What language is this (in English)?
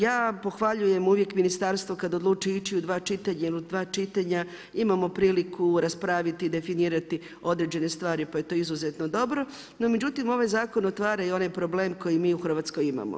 Croatian